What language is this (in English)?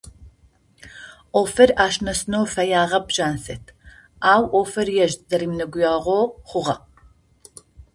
Adyghe